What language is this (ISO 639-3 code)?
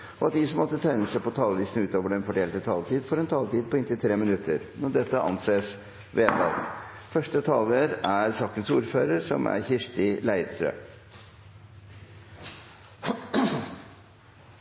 nob